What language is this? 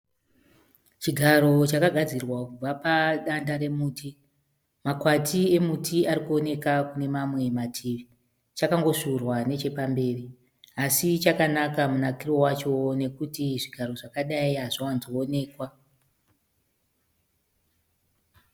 Shona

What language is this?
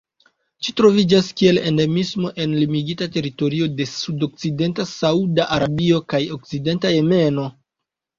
Esperanto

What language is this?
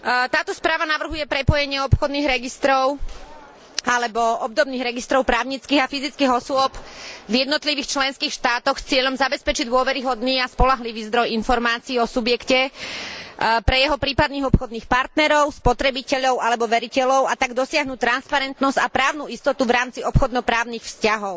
Slovak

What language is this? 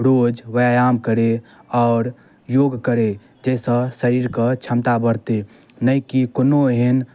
Maithili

